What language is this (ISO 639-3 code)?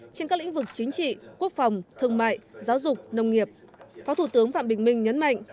vie